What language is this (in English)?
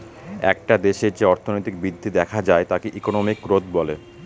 Bangla